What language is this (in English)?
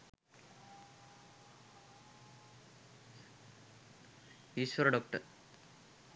Sinhala